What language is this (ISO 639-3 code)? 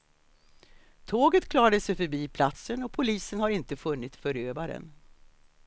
swe